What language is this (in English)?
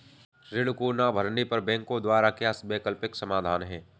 Hindi